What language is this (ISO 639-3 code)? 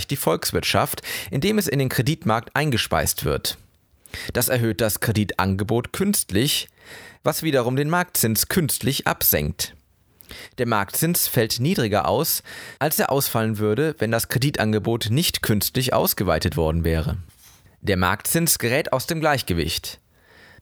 deu